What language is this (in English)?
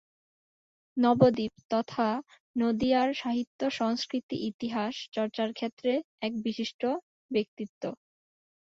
Bangla